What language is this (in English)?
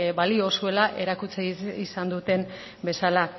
Basque